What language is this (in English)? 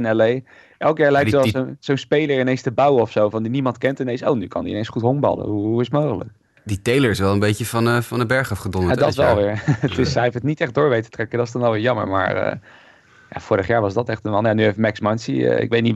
Dutch